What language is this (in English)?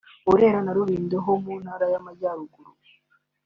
Kinyarwanda